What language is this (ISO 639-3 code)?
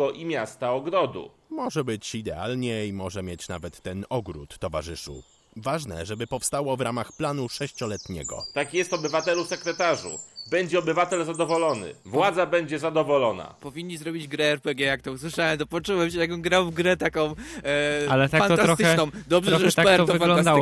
pol